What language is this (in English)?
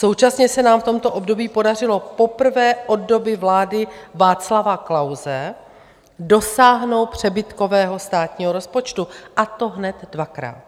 Czech